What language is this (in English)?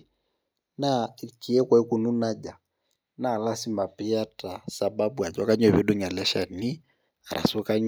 Masai